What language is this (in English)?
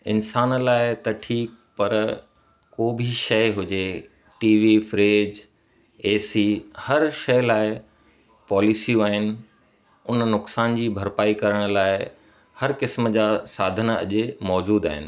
Sindhi